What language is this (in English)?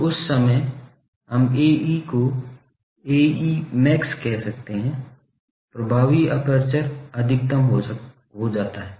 Hindi